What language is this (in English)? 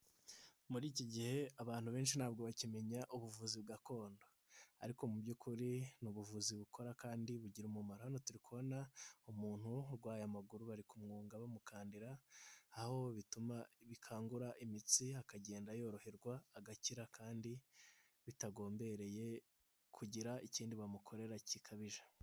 Kinyarwanda